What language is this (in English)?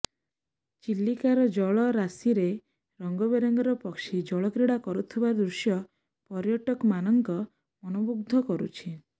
Odia